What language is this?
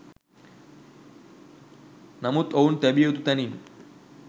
Sinhala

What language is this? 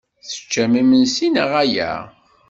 Kabyle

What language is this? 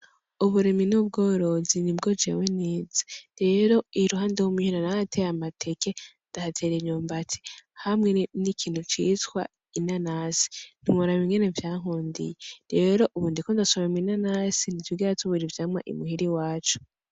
Rundi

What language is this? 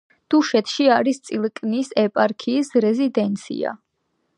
Georgian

